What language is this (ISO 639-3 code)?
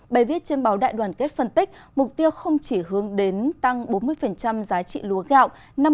vie